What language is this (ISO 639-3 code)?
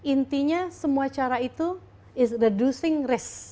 ind